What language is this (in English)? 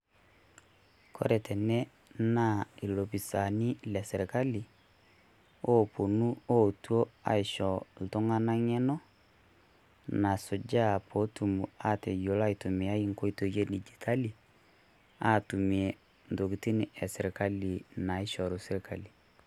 Masai